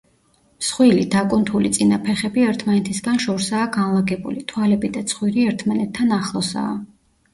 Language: Georgian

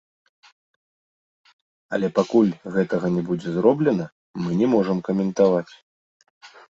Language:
Belarusian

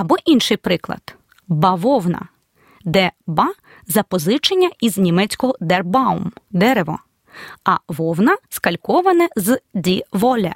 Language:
Ukrainian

